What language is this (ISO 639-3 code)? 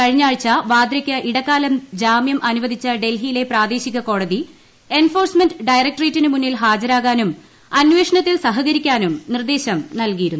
mal